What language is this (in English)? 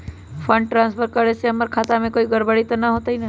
Magahi